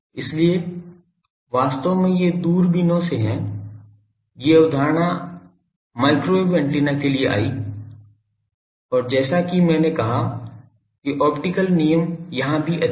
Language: Hindi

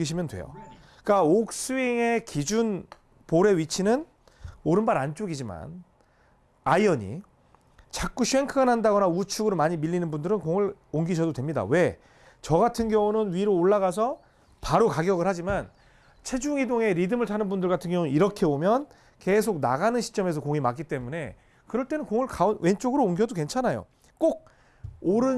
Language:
Korean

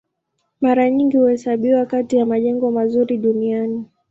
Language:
Swahili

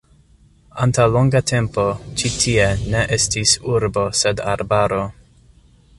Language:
Esperanto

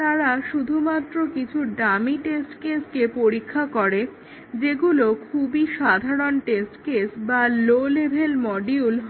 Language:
Bangla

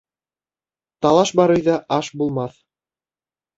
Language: Bashkir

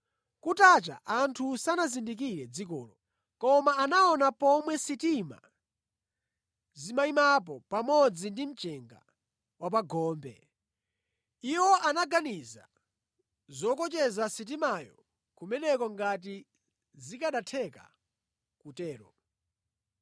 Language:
Nyanja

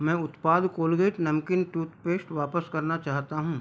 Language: Hindi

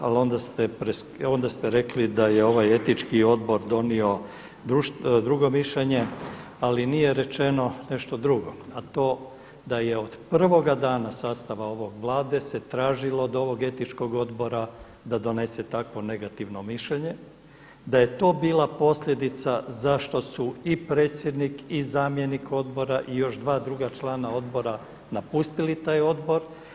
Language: Croatian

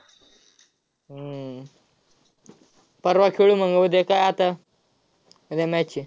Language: Marathi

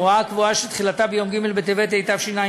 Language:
Hebrew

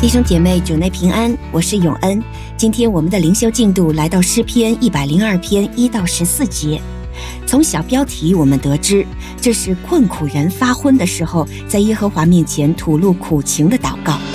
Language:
Chinese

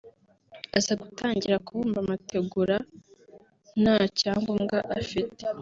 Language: Kinyarwanda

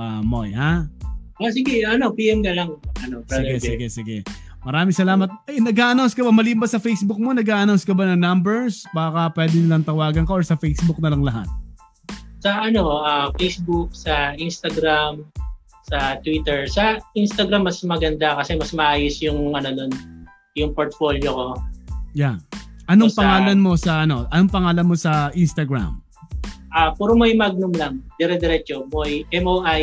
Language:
Filipino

